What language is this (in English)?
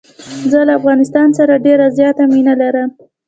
Pashto